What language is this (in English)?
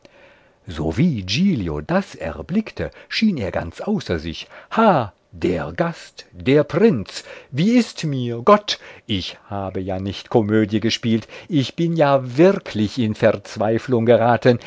German